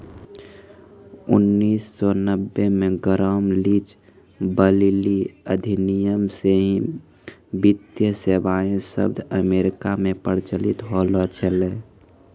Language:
Maithili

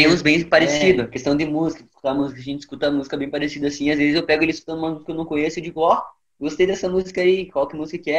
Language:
Portuguese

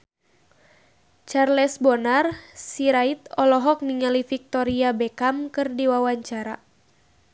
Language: Sundanese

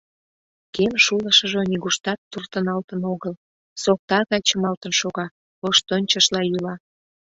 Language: Mari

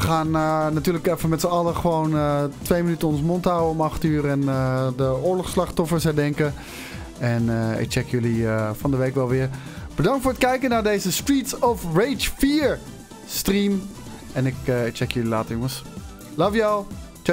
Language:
Dutch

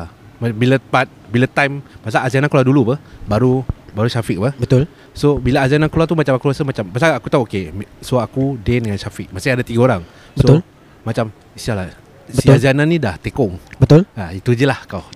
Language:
Malay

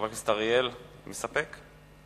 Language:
Hebrew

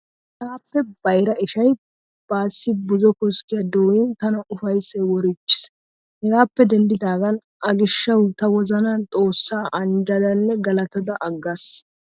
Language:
Wolaytta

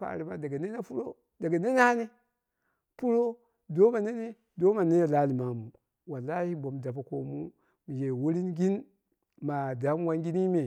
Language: Dera (Nigeria)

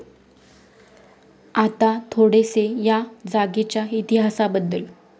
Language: Marathi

